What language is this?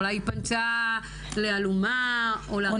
Hebrew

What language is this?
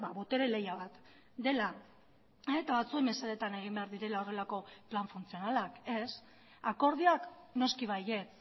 Basque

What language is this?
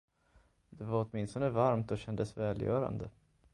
Swedish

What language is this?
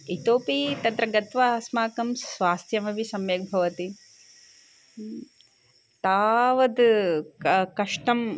Sanskrit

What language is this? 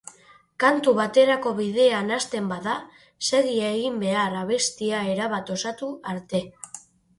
Basque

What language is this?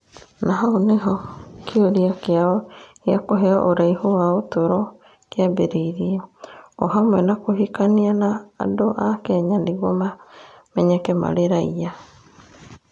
Kikuyu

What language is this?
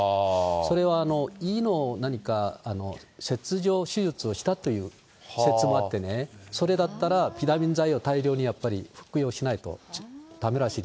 Japanese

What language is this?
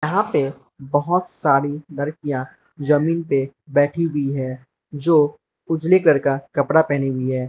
Hindi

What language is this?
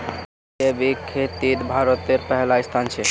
Magahi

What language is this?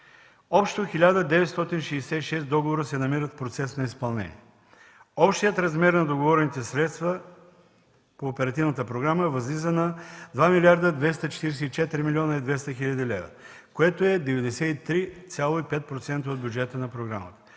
Bulgarian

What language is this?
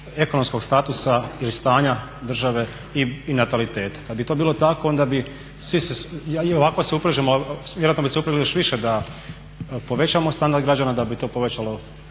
Croatian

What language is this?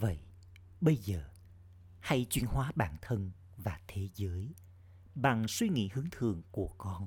Vietnamese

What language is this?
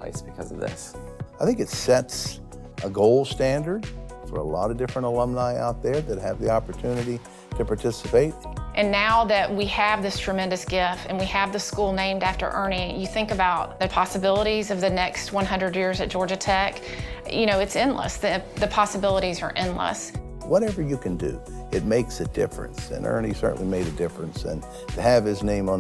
English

